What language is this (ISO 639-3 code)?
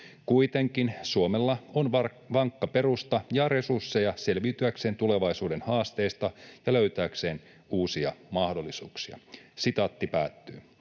fin